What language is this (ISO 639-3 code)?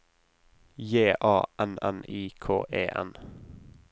nor